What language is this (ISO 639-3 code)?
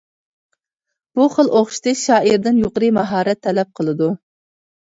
uig